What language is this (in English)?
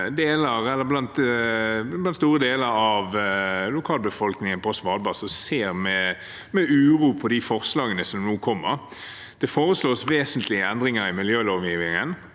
Norwegian